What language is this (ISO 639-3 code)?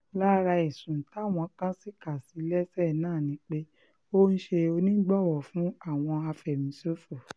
yor